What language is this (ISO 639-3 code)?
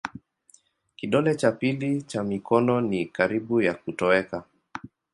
swa